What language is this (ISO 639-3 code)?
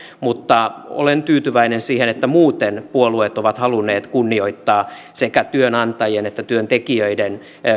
fin